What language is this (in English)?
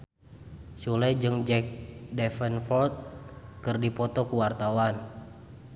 Sundanese